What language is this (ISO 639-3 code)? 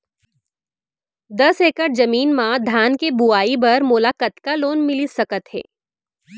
hne